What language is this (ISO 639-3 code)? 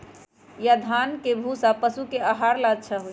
mag